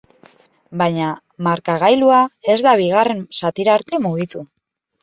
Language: Basque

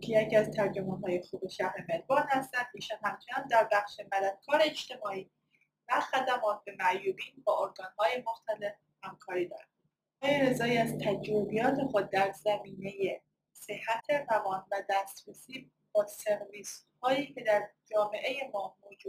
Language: Persian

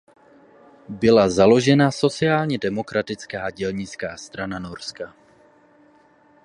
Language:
Czech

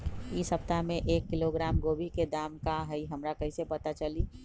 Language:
Magahi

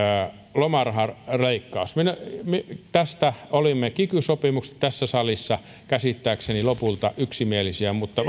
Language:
Finnish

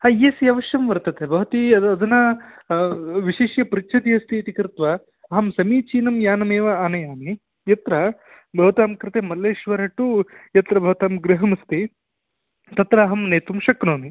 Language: Sanskrit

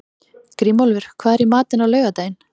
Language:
Icelandic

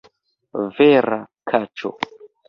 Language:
Esperanto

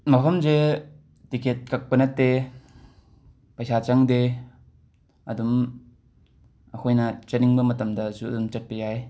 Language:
Manipuri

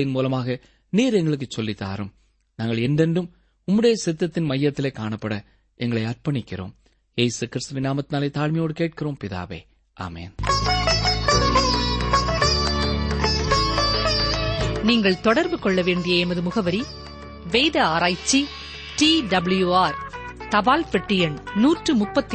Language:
Tamil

